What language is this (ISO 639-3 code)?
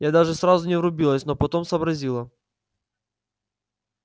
rus